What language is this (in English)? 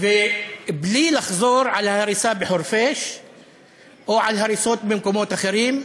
Hebrew